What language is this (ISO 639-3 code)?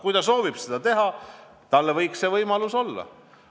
est